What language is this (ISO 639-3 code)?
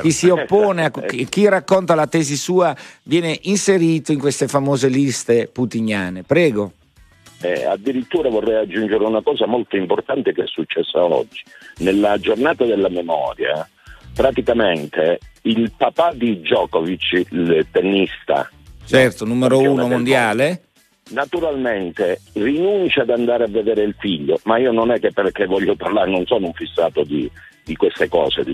ita